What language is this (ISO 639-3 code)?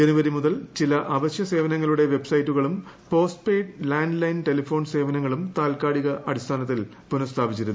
mal